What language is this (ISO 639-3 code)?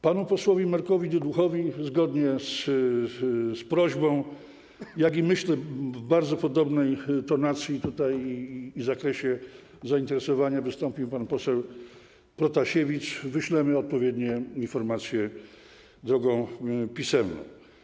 pol